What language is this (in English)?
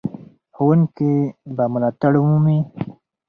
Pashto